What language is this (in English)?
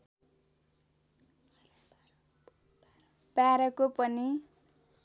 Nepali